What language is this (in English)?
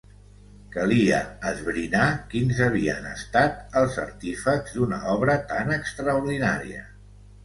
Catalan